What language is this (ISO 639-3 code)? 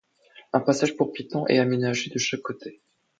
fra